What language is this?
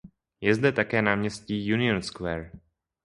Czech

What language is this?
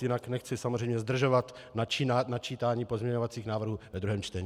Czech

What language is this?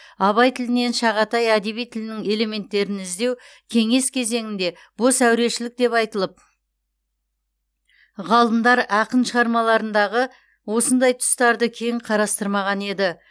Kazakh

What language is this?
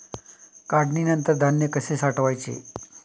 Marathi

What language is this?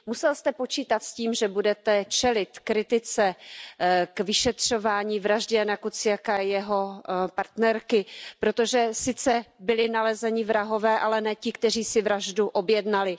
Czech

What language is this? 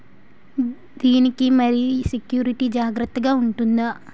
Telugu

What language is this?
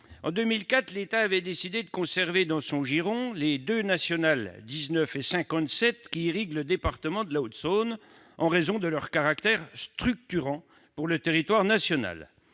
French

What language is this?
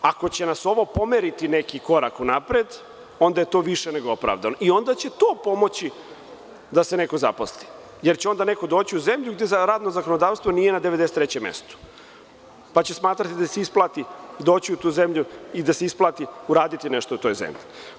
Serbian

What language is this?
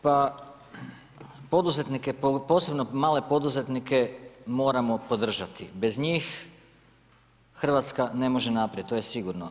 Croatian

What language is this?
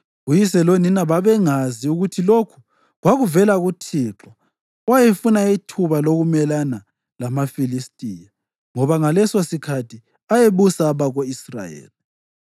North Ndebele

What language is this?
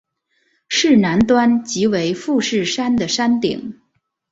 Chinese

